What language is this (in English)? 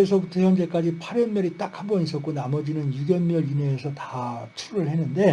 Korean